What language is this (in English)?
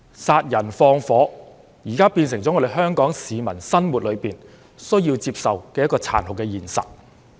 Cantonese